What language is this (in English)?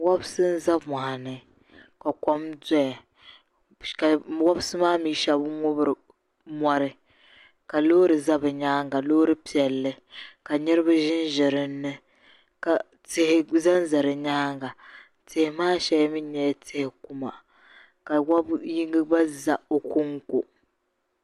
Dagbani